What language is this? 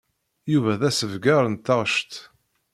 Kabyle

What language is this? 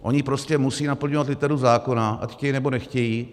Czech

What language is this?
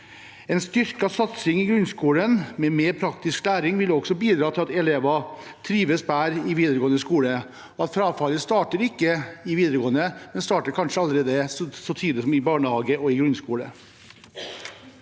Norwegian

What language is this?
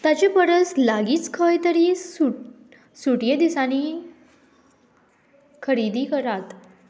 Konkani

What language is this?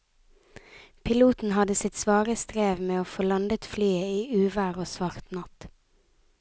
Norwegian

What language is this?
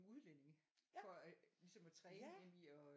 Danish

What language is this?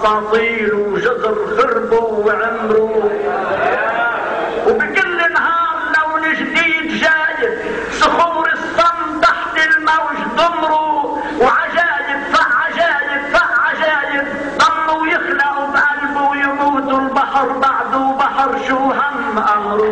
Arabic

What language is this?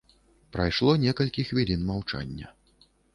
Belarusian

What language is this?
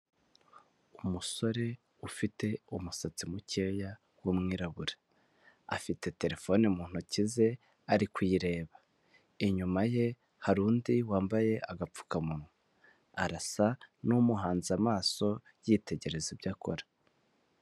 Kinyarwanda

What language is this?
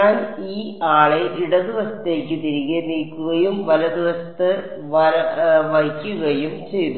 Malayalam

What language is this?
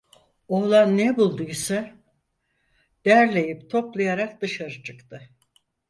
Turkish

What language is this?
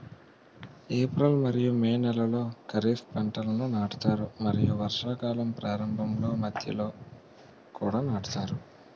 Telugu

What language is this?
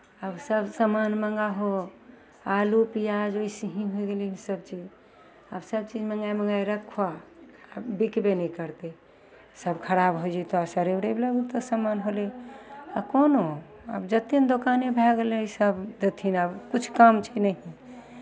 Maithili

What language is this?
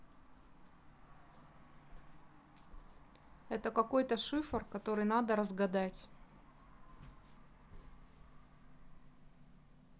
Russian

